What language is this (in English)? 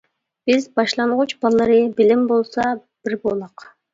Uyghur